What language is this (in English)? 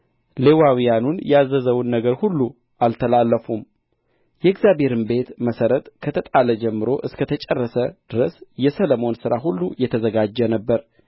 Amharic